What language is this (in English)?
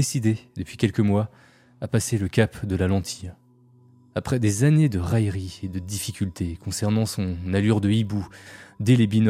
French